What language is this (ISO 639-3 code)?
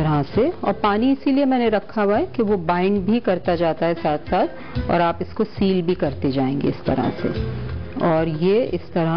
hin